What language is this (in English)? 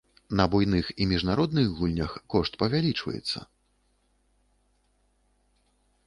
Belarusian